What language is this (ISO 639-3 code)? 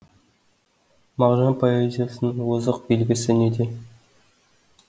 kaz